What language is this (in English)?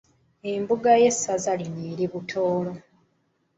Ganda